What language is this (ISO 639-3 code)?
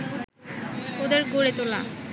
ben